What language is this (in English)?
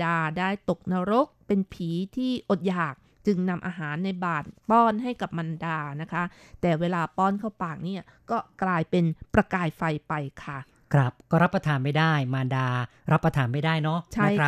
Thai